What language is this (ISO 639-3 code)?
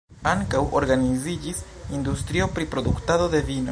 epo